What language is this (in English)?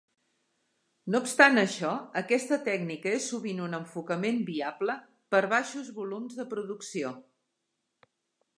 Catalan